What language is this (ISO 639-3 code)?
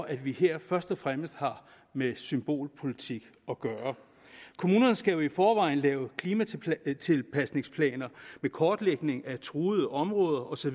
dan